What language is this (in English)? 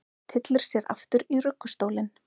Icelandic